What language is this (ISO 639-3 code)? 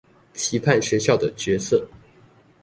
zho